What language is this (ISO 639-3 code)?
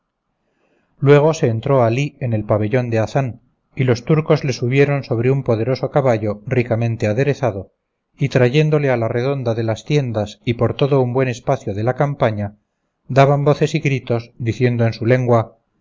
spa